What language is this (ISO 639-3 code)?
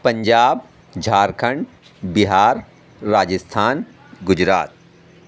urd